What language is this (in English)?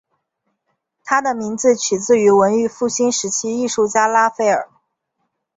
Chinese